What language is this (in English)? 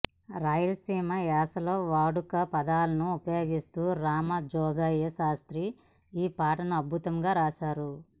Telugu